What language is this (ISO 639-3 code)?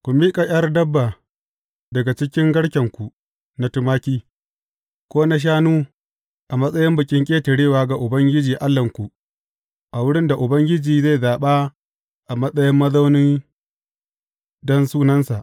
hau